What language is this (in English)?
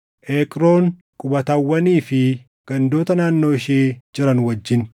Oromo